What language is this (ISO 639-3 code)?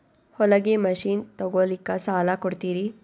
kan